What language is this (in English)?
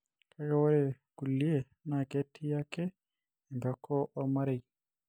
Masai